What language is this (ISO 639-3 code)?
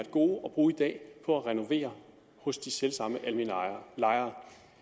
dan